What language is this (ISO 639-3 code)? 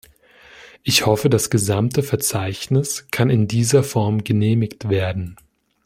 deu